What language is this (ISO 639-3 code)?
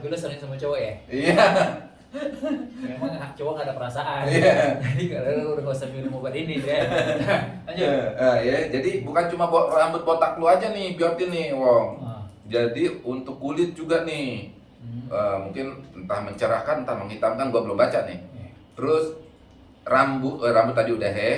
ind